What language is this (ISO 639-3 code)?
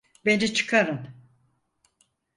tur